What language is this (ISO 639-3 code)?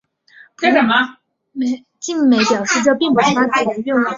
zho